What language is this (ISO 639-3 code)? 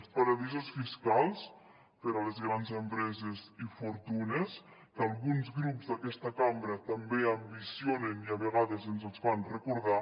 cat